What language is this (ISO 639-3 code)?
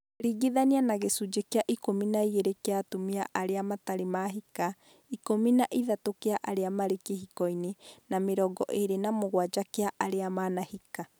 kik